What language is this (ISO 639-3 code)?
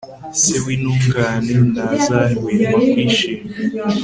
kin